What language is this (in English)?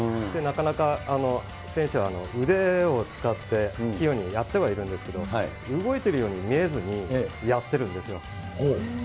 Japanese